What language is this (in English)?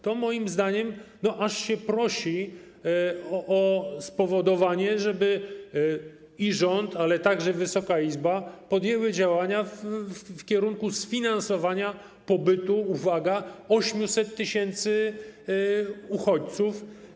Polish